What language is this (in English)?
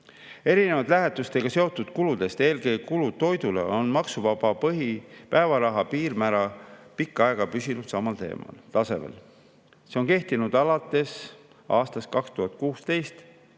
Estonian